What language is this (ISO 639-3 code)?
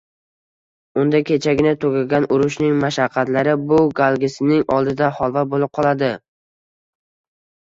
uzb